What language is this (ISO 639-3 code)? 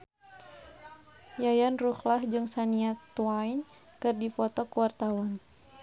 sun